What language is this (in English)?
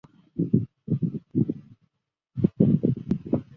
Chinese